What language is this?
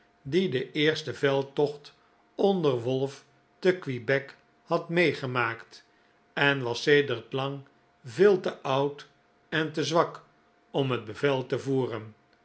Dutch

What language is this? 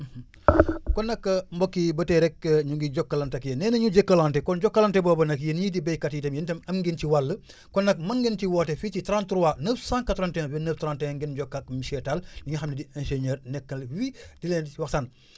Wolof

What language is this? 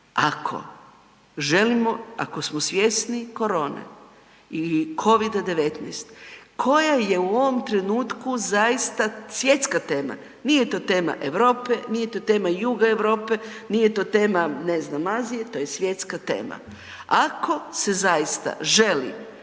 Croatian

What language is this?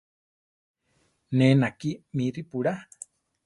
Central Tarahumara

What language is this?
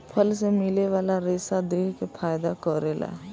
Bhojpuri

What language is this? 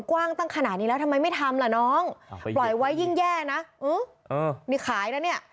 Thai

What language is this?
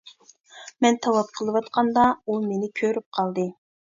Uyghur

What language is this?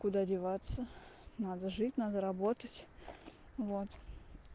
Russian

